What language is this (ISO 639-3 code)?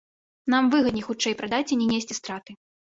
bel